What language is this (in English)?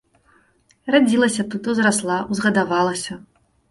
Belarusian